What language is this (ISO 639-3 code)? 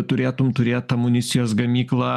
lit